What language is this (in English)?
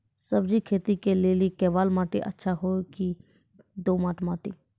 Maithili